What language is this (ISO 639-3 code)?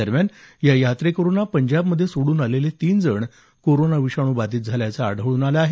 mar